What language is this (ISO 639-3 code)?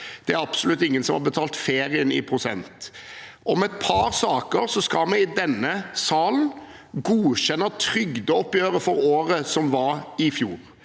nor